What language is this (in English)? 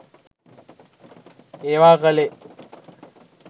Sinhala